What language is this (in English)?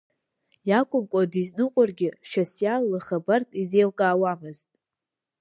Abkhazian